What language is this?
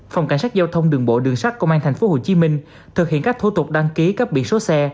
Vietnamese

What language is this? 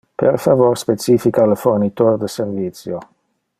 Interlingua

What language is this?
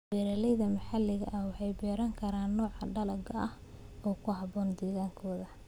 Somali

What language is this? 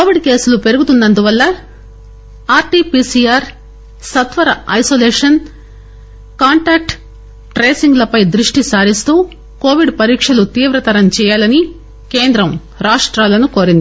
Telugu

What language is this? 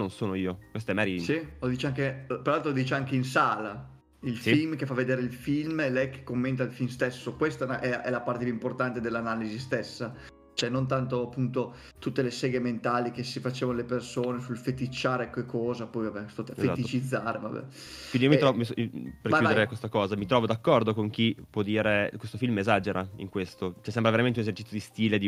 Italian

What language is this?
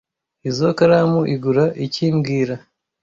Kinyarwanda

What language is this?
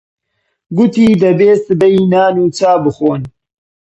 Central Kurdish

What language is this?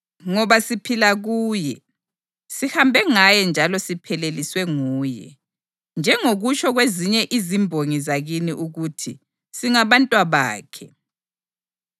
North Ndebele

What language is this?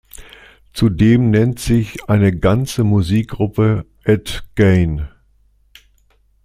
German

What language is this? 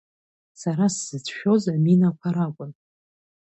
Abkhazian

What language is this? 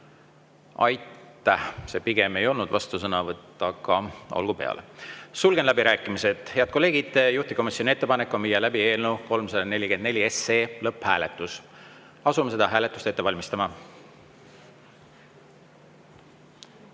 Estonian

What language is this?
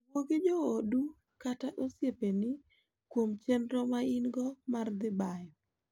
Luo (Kenya and Tanzania)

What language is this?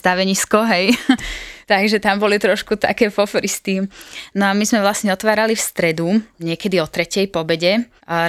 Slovak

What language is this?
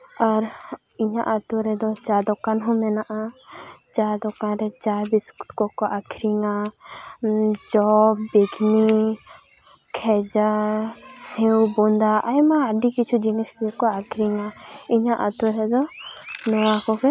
Santali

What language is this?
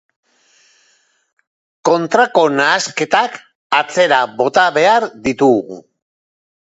Basque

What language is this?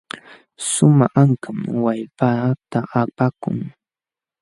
Jauja Wanca Quechua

